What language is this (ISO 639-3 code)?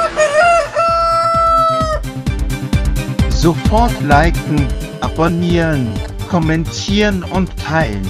deu